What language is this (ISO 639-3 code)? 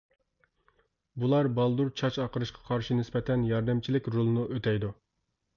uig